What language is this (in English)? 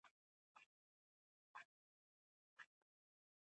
Pashto